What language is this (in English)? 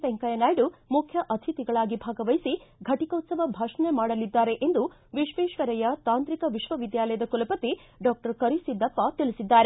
Kannada